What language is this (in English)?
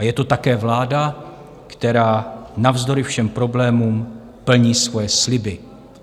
Czech